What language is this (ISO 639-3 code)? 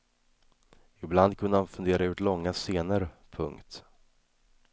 swe